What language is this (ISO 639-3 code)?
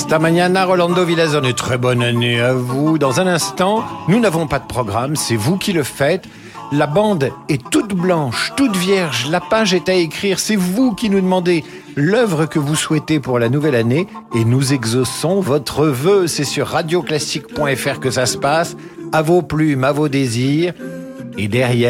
fra